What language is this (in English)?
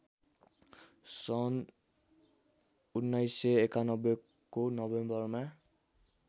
Nepali